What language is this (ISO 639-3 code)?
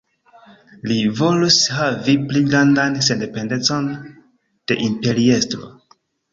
epo